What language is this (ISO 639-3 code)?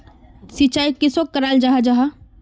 mag